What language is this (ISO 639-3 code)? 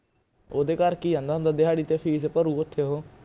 pan